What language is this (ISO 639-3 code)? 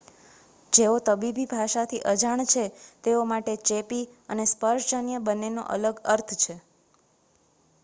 guj